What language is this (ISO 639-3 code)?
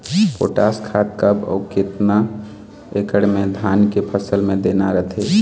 hne